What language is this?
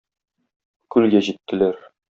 Tatar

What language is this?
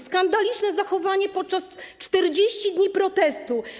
Polish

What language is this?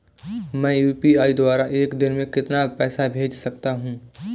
Hindi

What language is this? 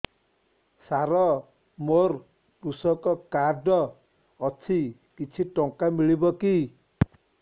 Odia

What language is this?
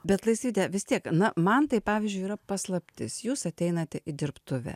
Lithuanian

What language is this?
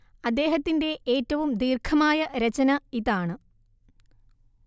Malayalam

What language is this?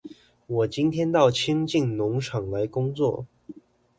Chinese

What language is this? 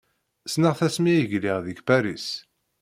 Kabyle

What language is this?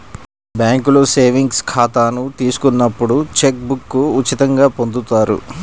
Telugu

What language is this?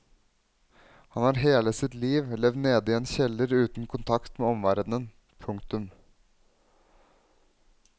Norwegian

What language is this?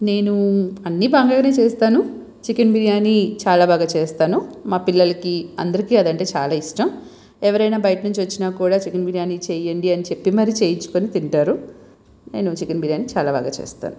Telugu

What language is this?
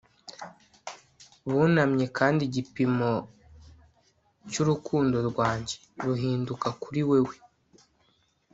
Kinyarwanda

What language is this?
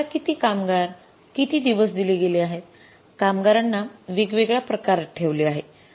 Marathi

